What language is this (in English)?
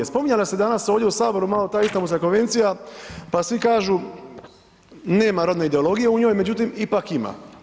Croatian